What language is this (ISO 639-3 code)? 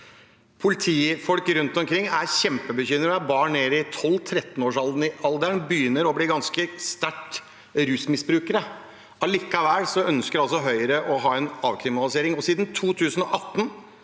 nor